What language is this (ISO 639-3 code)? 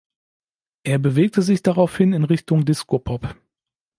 deu